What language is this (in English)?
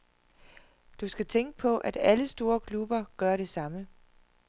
Danish